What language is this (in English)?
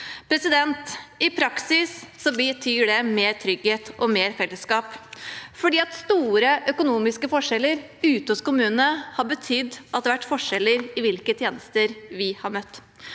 Norwegian